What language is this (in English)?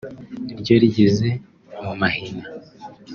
Kinyarwanda